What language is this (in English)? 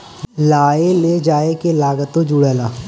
Bhojpuri